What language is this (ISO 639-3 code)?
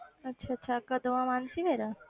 pan